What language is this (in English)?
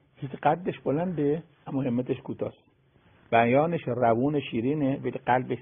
Persian